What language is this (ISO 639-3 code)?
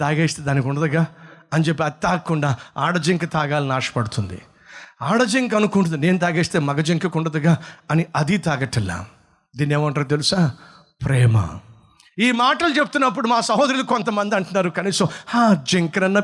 tel